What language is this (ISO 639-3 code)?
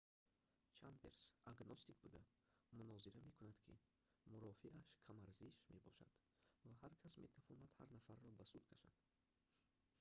tgk